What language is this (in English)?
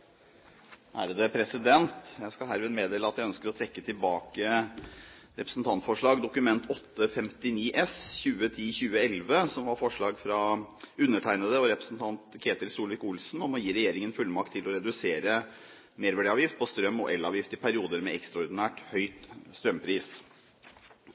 Norwegian Bokmål